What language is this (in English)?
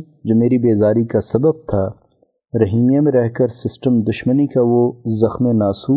Urdu